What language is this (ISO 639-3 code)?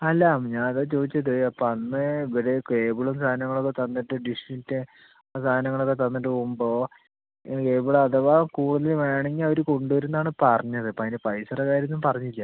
mal